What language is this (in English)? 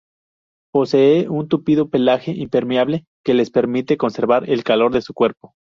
Spanish